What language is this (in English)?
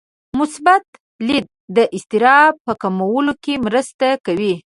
Pashto